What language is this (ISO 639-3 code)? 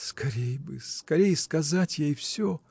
rus